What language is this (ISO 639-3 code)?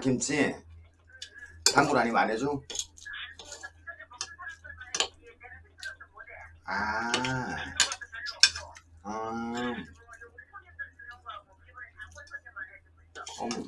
kor